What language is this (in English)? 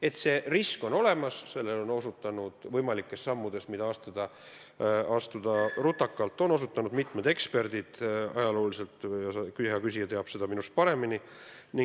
Estonian